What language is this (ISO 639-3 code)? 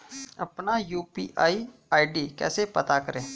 hin